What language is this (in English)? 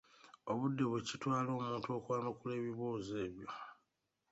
Ganda